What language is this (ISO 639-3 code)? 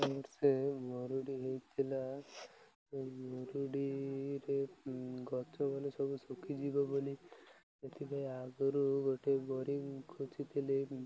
ori